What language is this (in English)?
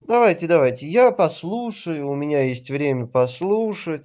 Russian